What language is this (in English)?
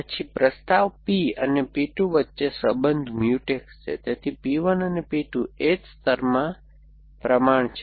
Gujarati